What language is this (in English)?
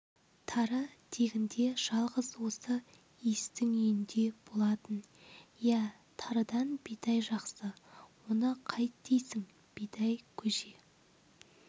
Kazakh